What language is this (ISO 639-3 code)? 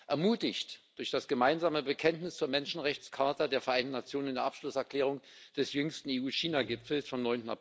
deu